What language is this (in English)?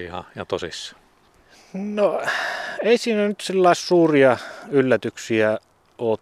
Finnish